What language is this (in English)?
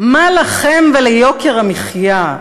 Hebrew